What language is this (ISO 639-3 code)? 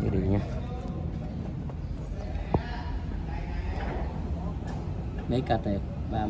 vie